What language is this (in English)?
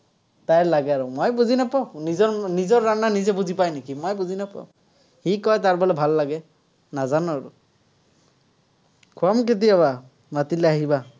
Assamese